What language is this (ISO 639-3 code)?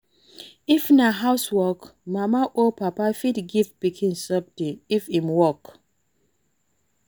pcm